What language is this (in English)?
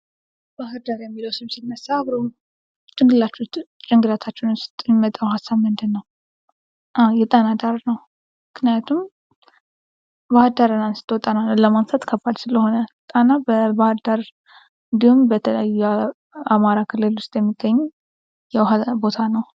Amharic